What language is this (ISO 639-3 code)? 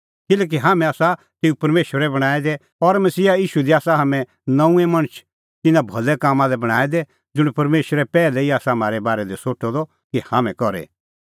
kfx